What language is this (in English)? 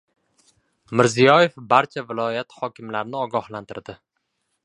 Uzbek